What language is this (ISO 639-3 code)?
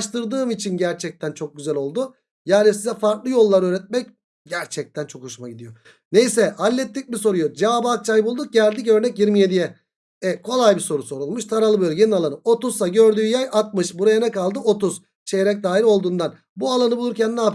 tur